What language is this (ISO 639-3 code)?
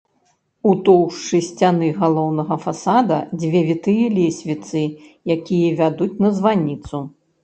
bel